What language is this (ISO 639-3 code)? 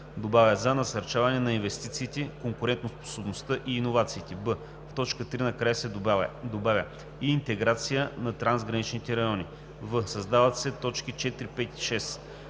bul